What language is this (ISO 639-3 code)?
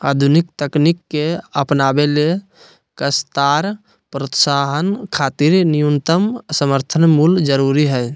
mag